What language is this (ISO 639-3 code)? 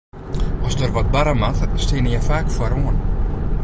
fry